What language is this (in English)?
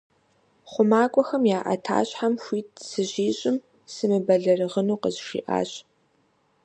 Kabardian